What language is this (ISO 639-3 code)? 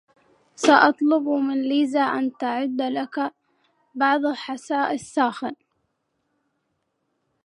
ara